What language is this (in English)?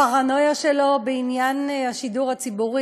Hebrew